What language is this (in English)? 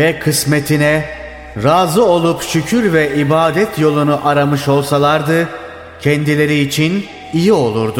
Turkish